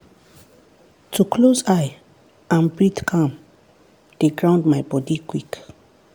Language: Nigerian Pidgin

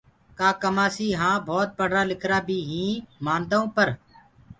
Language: Gurgula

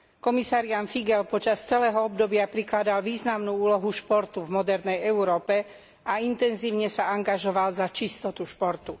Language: Slovak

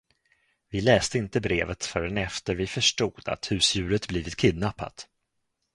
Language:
Swedish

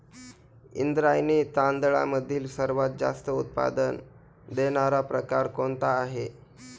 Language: Marathi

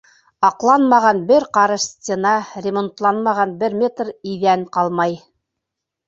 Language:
Bashkir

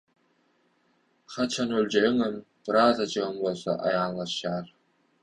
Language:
Turkmen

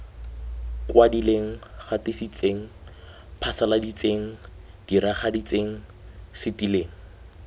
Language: Tswana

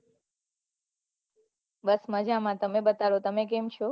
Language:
Gujarati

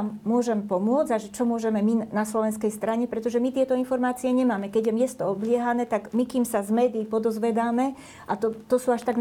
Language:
Slovak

